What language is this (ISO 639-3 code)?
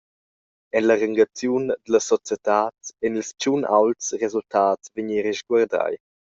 roh